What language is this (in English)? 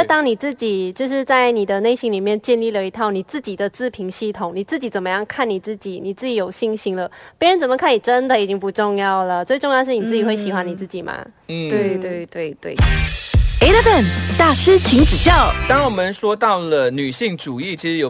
Chinese